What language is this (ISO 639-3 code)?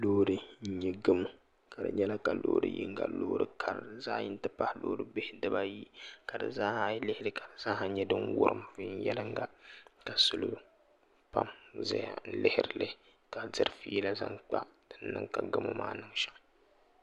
dag